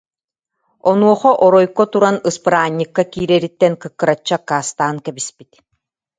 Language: Yakut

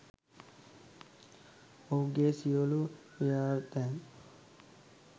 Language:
Sinhala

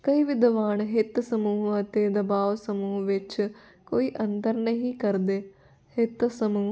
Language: Punjabi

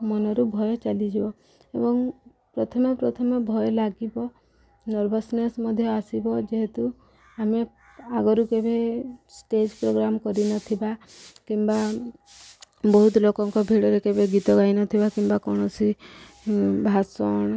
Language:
Odia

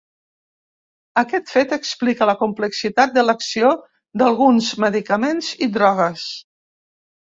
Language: Catalan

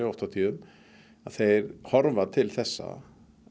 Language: Icelandic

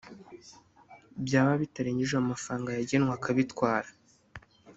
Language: Kinyarwanda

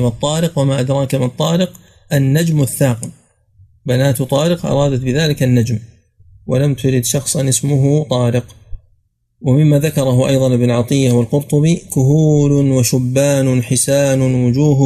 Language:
Arabic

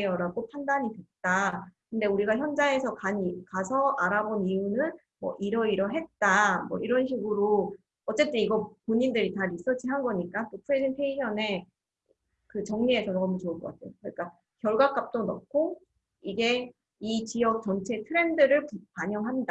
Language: Korean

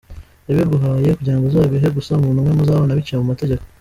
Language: Kinyarwanda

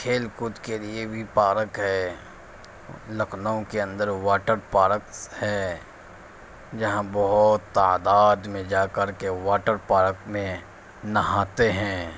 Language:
Urdu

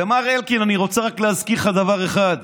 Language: Hebrew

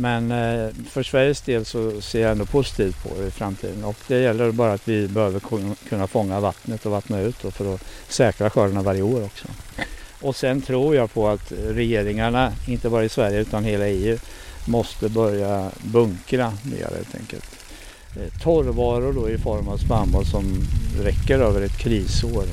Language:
Swedish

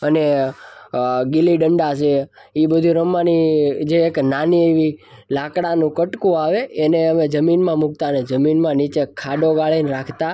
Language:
Gujarati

